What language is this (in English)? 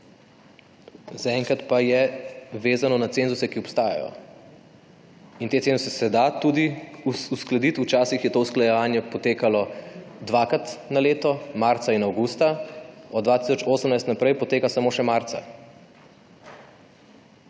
Slovenian